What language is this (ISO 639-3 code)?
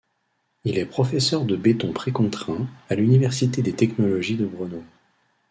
fra